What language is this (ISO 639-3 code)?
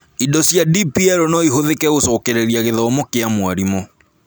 kik